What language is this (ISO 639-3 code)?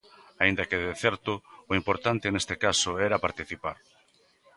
glg